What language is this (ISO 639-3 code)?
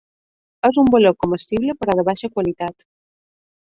cat